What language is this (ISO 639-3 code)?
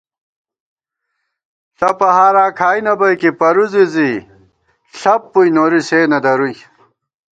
gwt